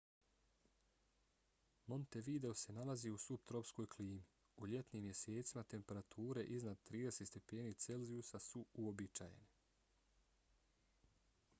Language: Bosnian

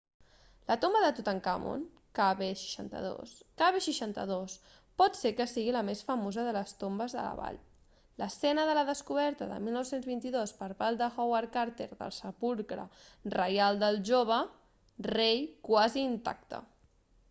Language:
Catalan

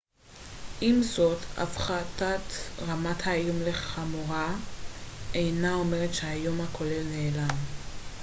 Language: Hebrew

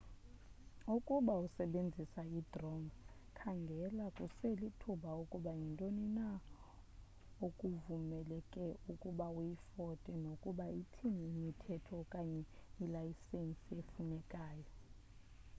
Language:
Xhosa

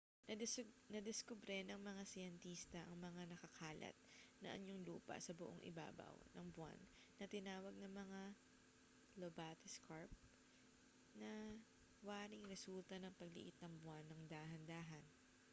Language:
Filipino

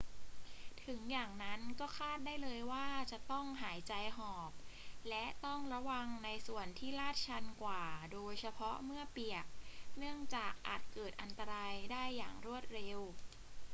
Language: Thai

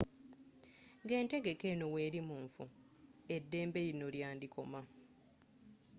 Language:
Ganda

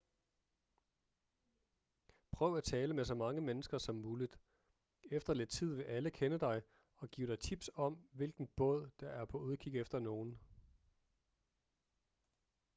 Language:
Danish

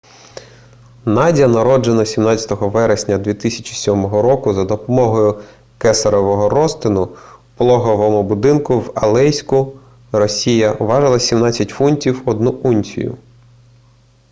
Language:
Ukrainian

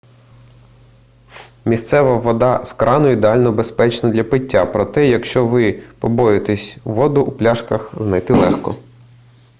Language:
Ukrainian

